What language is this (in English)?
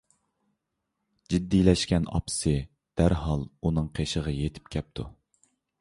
Uyghur